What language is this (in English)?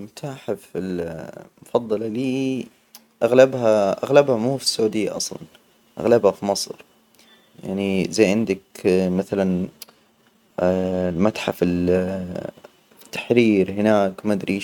Hijazi Arabic